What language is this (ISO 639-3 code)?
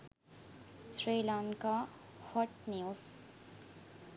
sin